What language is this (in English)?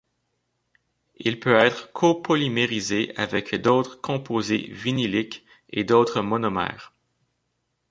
French